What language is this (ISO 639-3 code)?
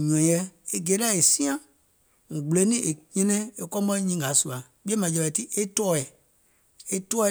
gol